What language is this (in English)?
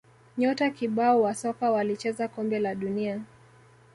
Swahili